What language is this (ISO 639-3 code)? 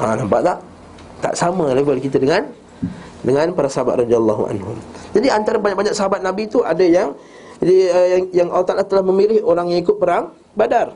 msa